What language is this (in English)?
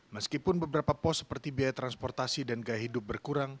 Indonesian